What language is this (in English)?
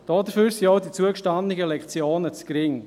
Swiss German